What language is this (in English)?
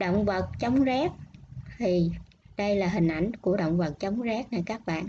Vietnamese